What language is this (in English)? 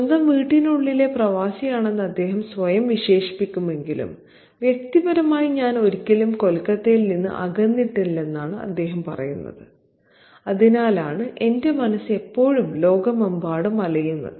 Malayalam